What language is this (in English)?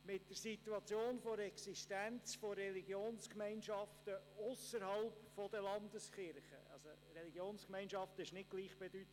Swiss German